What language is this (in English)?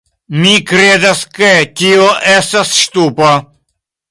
Esperanto